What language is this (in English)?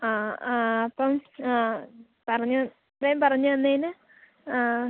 Malayalam